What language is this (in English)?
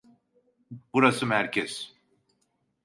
Turkish